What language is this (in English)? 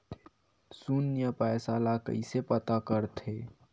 Chhattisgarhi